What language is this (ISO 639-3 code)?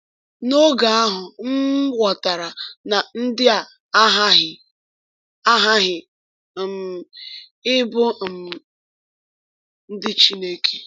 ibo